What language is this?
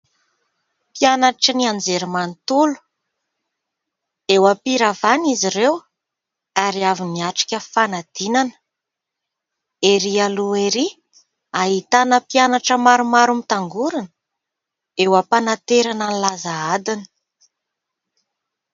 Malagasy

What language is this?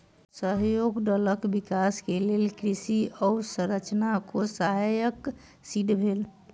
Maithili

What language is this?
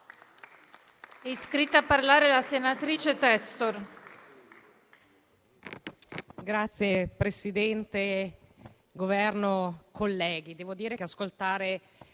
Italian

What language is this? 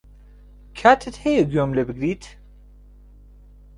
Central Kurdish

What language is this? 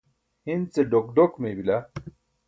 Burushaski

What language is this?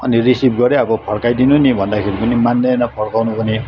Nepali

